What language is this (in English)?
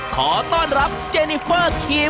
Thai